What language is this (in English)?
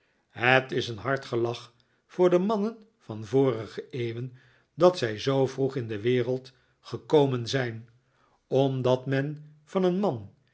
Dutch